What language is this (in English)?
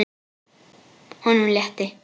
Icelandic